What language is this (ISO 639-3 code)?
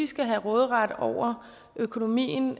dan